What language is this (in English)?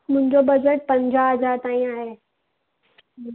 Sindhi